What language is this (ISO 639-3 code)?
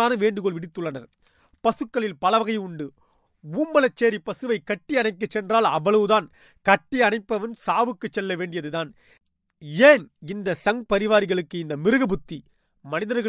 tam